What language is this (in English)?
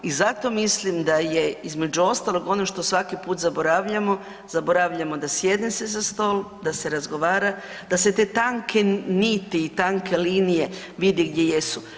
Croatian